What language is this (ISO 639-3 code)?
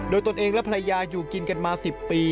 tha